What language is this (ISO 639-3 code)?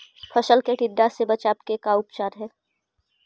mag